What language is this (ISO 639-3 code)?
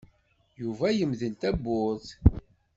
kab